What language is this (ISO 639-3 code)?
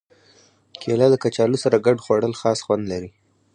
pus